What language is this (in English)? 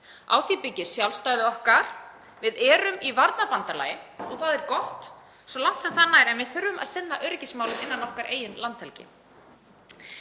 Icelandic